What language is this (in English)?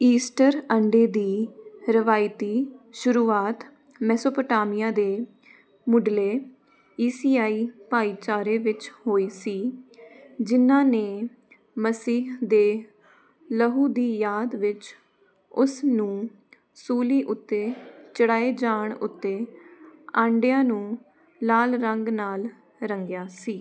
Punjabi